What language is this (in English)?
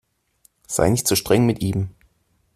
German